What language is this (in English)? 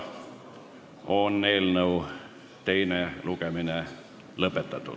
Estonian